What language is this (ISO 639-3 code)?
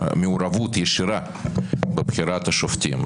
heb